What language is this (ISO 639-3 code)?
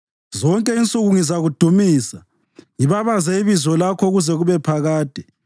nde